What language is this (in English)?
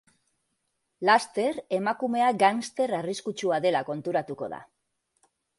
Basque